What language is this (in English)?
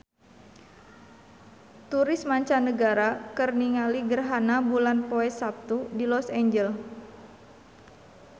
Sundanese